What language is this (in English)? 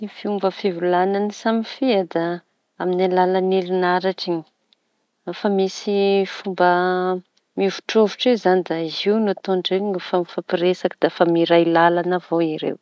Tanosy Malagasy